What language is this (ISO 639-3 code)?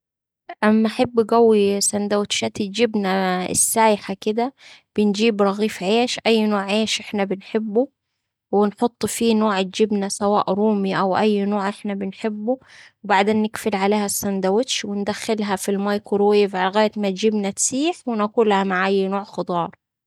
aec